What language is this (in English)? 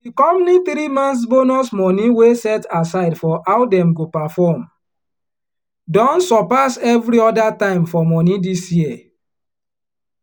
Nigerian Pidgin